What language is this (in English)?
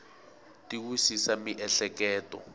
Tsonga